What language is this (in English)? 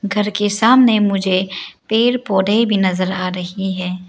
Hindi